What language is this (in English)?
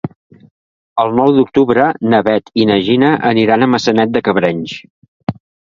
Catalan